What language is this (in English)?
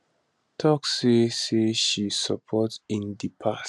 Nigerian Pidgin